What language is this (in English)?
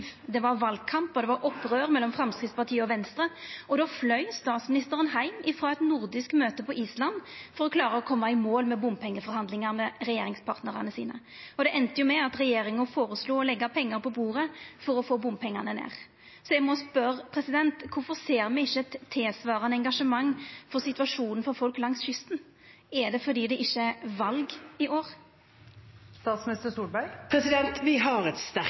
Norwegian